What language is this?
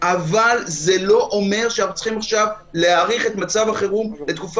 Hebrew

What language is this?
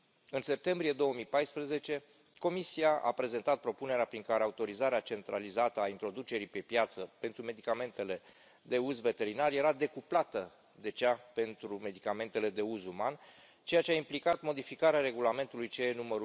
Romanian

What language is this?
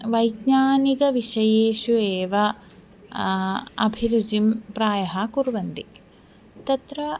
Sanskrit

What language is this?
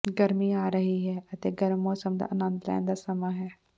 Punjabi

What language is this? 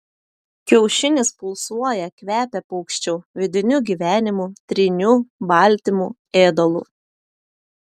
Lithuanian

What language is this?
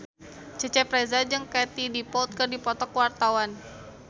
Sundanese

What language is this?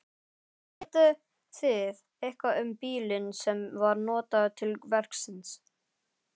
Icelandic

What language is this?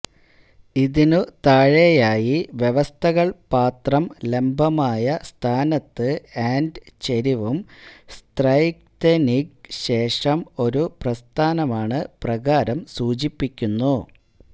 Malayalam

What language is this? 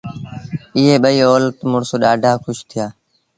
Sindhi Bhil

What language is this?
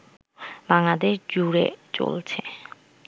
Bangla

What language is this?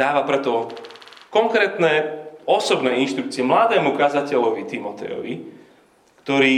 Slovak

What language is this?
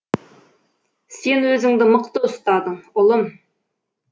Kazakh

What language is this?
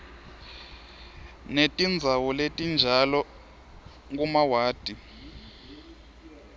Swati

